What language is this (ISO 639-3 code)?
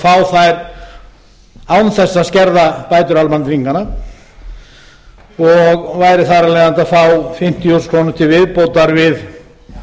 isl